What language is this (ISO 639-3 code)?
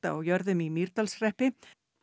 isl